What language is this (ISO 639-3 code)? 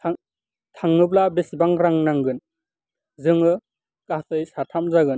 brx